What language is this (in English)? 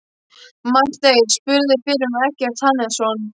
Icelandic